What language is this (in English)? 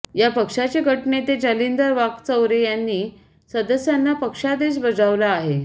Marathi